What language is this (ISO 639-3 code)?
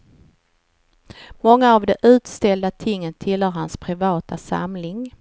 swe